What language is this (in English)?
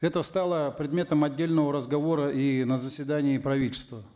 Kazakh